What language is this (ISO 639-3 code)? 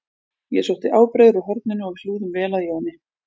isl